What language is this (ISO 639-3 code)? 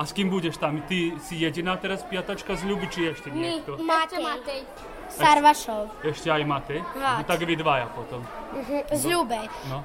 slk